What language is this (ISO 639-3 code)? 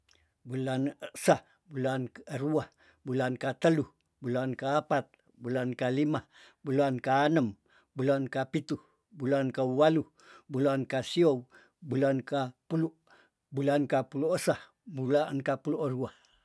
tdn